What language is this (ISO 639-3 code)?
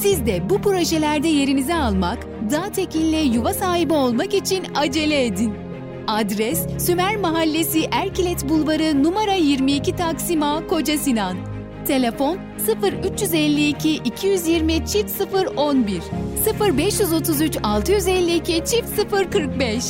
tur